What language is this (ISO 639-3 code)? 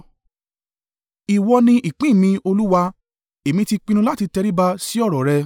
yor